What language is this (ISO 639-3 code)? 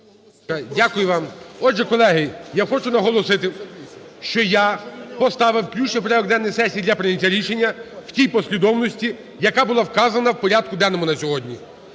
ukr